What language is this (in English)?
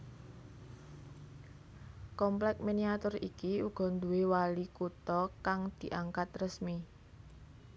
Javanese